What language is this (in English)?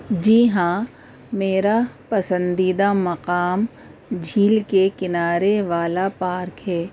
Urdu